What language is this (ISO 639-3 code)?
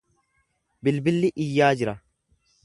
orm